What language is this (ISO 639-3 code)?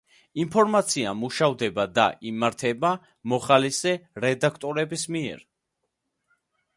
kat